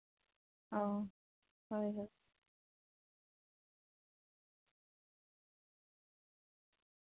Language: Santali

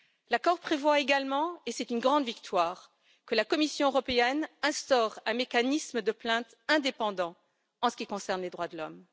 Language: French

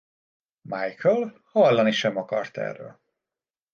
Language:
Hungarian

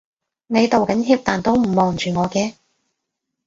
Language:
Cantonese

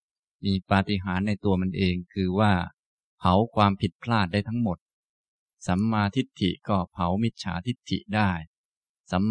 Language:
Thai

